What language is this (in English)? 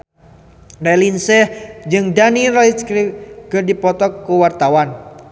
Sundanese